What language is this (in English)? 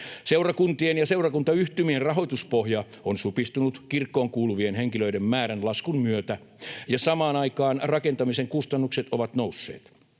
Finnish